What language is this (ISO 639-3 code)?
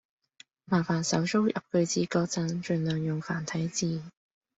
yue